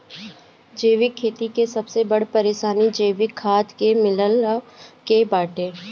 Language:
Bhojpuri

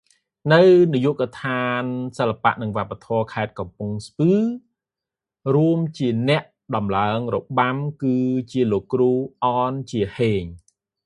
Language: Khmer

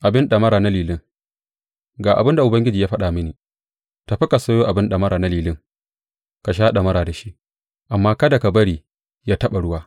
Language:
Hausa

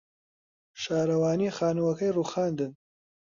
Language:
Central Kurdish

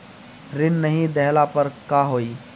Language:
Bhojpuri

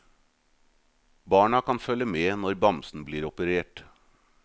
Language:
Norwegian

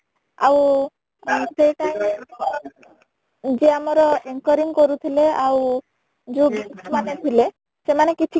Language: Odia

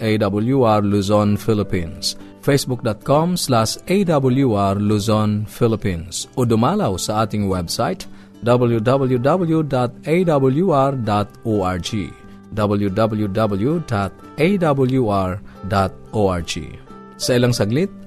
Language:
Filipino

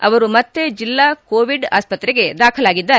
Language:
Kannada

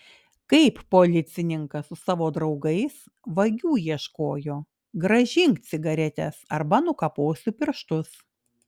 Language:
Lithuanian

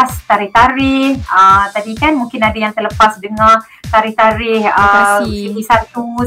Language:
Malay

